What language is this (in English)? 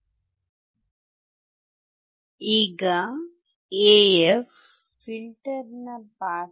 Kannada